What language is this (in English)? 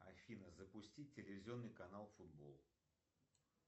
Russian